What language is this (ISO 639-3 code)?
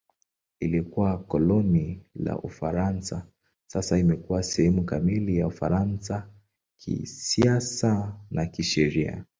swa